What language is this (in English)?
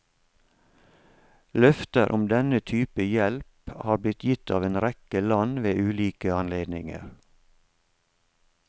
Norwegian